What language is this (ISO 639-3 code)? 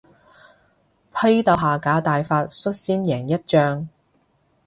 yue